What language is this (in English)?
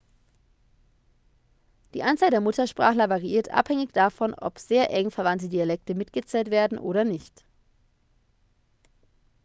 German